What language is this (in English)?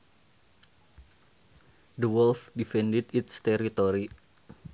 Sundanese